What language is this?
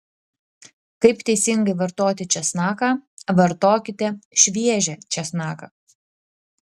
Lithuanian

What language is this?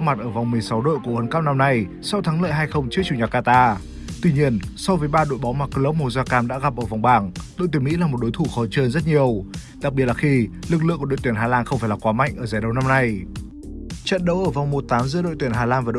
Vietnamese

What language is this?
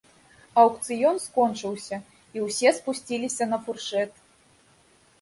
Belarusian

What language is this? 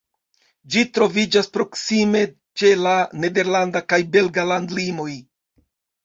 Esperanto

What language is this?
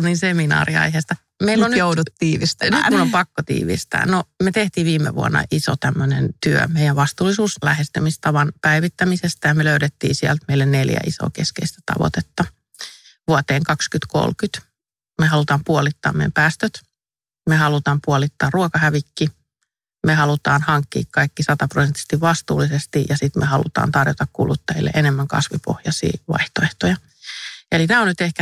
Finnish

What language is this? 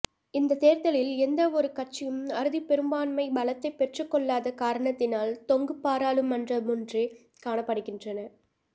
Tamil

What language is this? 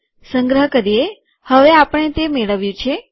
Gujarati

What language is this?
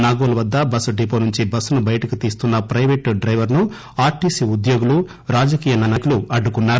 Telugu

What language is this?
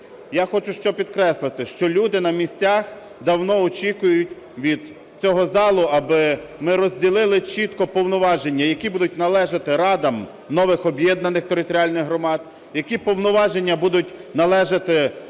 Ukrainian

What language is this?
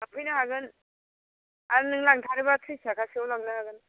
Bodo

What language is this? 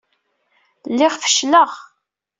Kabyle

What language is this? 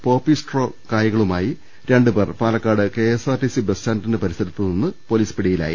Malayalam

